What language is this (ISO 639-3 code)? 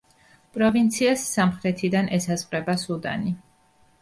kat